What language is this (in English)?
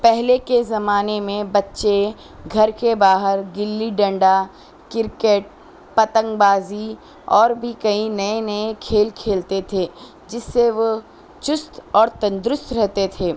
Urdu